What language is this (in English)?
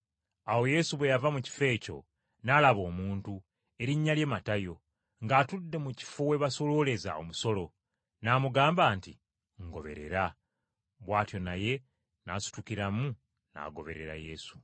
Ganda